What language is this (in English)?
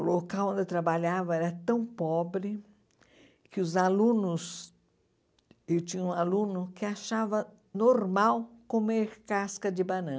Portuguese